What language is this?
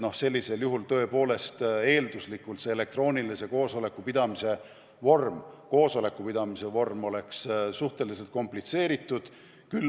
Estonian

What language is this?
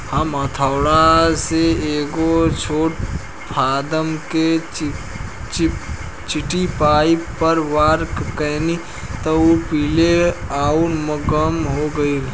Bhojpuri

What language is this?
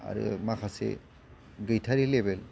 Bodo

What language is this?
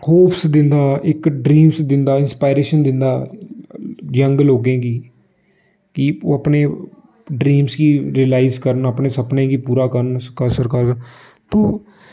Dogri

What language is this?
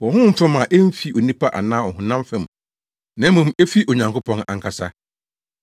Akan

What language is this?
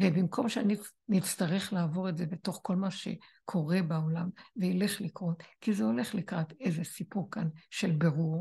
Hebrew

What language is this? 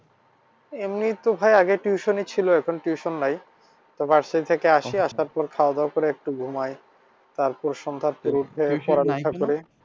Bangla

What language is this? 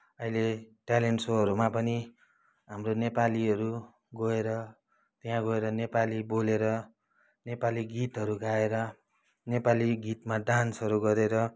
Nepali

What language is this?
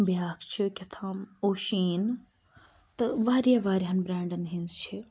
Kashmiri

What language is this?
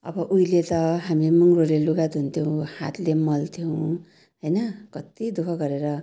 Nepali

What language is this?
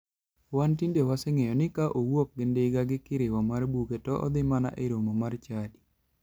Luo (Kenya and Tanzania)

